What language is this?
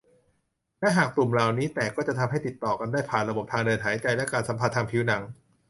Thai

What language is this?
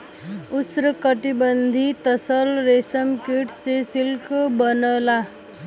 Bhojpuri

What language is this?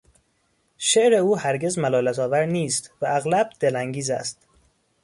Persian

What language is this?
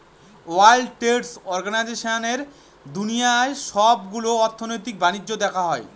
Bangla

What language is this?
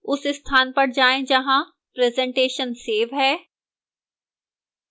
Hindi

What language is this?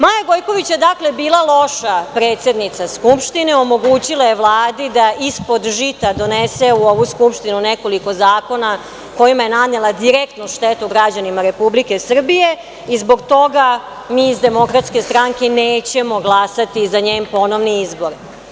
Serbian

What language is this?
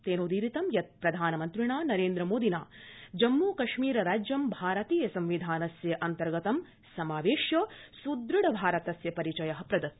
Sanskrit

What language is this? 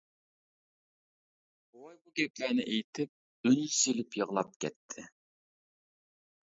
Uyghur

